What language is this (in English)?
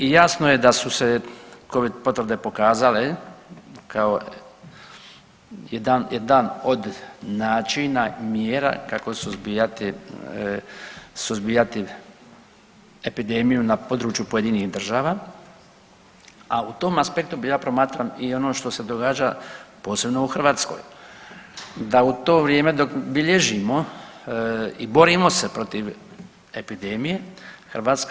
Croatian